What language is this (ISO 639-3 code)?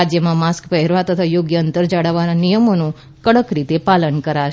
guj